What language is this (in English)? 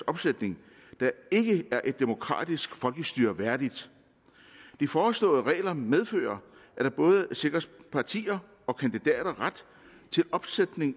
Danish